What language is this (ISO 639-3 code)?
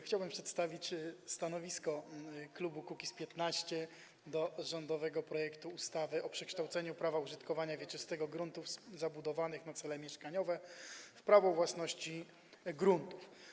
pol